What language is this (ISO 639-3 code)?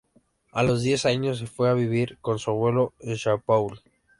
spa